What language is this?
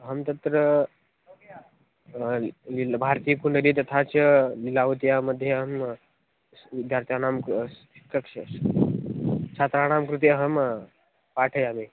Sanskrit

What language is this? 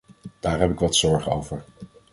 Dutch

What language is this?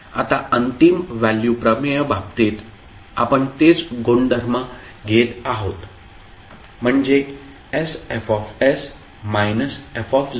Marathi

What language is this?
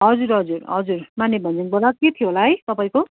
Nepali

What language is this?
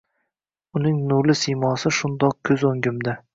Uzbek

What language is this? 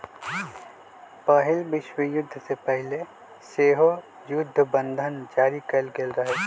Magahi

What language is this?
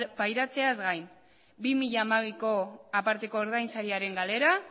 Basque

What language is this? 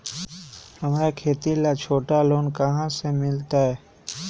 Magahi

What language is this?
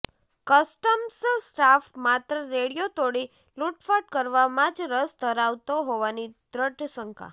Gujarati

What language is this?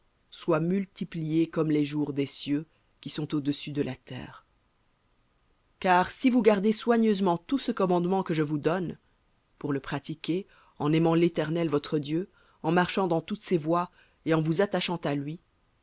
French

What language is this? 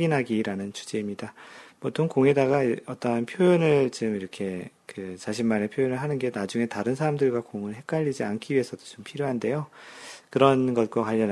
Korean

